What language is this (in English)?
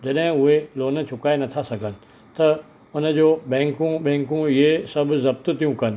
Sindhi